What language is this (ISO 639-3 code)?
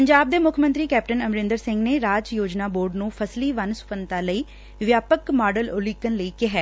pan